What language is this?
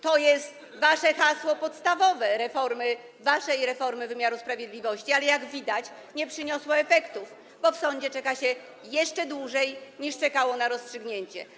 Polish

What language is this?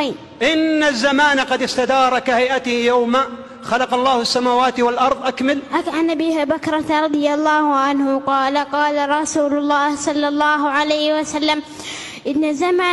Arabic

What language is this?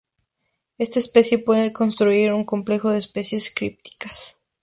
Spanish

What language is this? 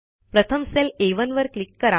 Marathi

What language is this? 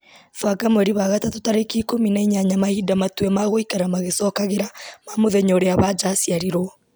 Kikuyu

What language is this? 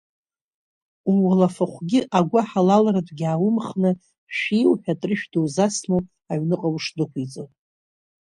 Abkhazian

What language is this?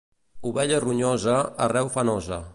Catalan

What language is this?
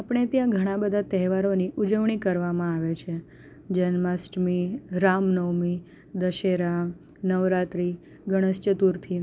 Gujarati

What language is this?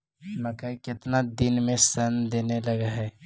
Magahi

